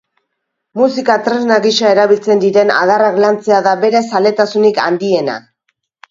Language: Basque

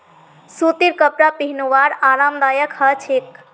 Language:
Magahi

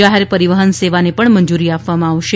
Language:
Gujarati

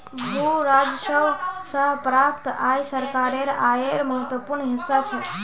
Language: Magahi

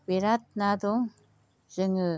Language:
Bodo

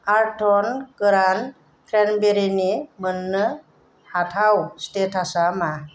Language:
Bodo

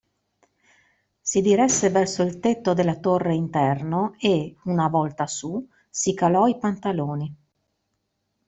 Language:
Italian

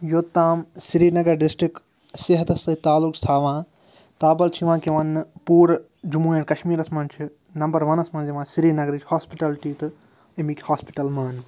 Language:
Kashmiri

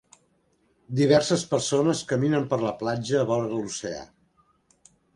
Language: Catalan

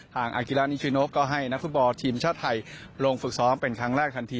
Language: Thai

